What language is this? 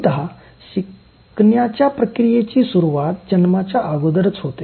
Marathi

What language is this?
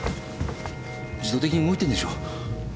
Japanese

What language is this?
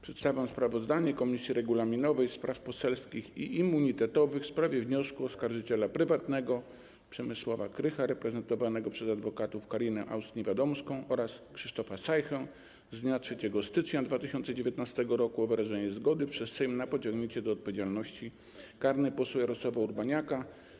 Polish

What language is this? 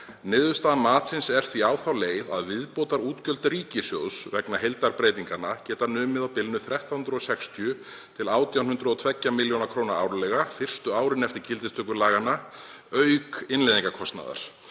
Icelandic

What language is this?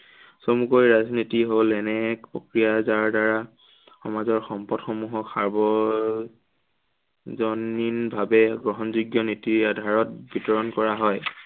Assamese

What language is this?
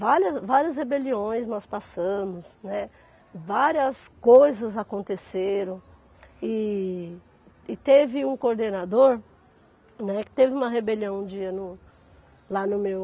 Portuguese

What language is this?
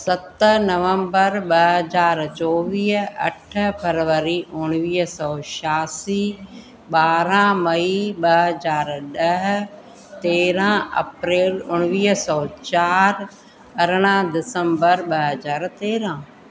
Sindhi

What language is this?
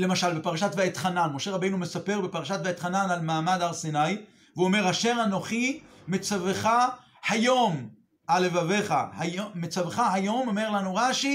Hebrew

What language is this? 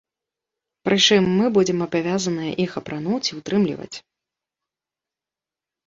Belarusian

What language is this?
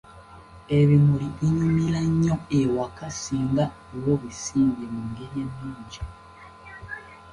Ganda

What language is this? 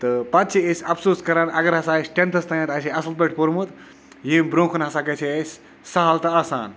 Kashmiri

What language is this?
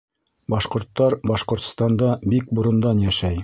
Bashkir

